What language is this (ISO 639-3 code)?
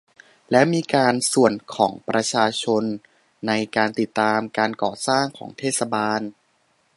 tha